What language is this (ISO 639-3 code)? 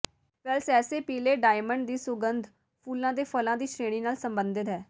pan